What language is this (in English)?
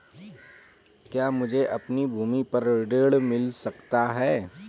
Hindi